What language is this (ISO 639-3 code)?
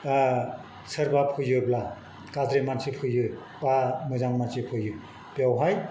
brx